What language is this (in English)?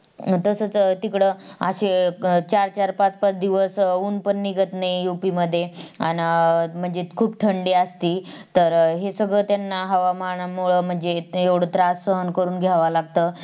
Marathi